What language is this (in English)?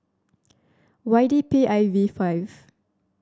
English